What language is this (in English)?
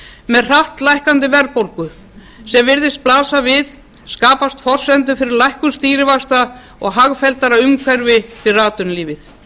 Icelandic